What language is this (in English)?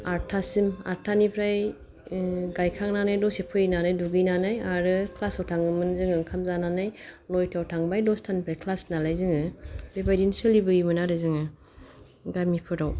Bodo